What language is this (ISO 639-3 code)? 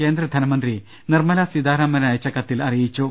mal